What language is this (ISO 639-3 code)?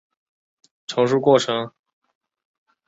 zho